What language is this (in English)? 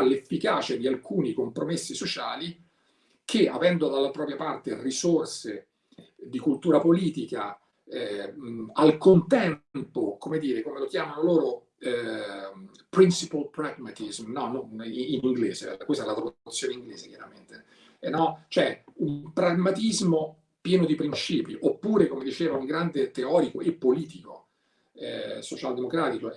Italian